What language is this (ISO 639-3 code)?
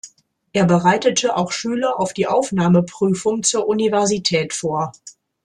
deu